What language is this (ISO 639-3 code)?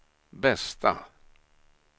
swe